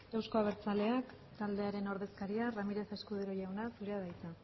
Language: Basque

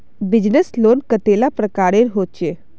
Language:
Magahi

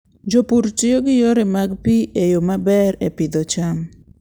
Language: Luo (Kenya and Tanzania)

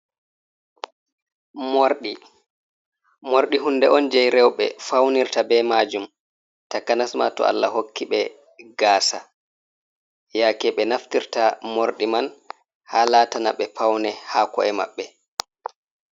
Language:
Fula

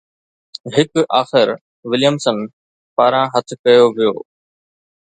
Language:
Sindhi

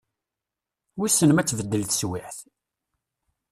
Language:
Kabyle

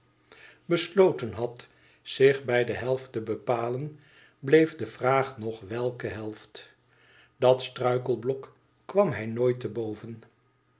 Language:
Dutch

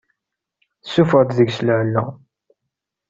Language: Kabyle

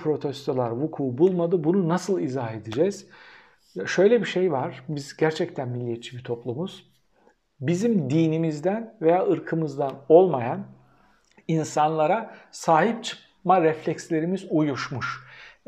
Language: Turkish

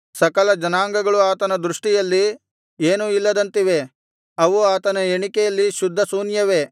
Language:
Kannada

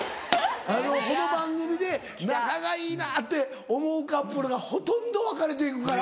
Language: Japanese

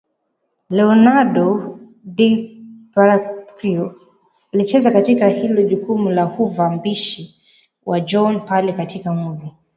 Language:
Swahili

